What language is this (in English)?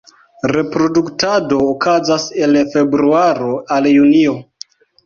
Esperanto